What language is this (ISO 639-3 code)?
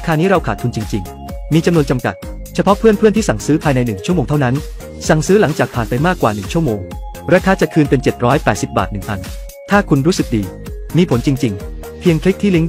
tha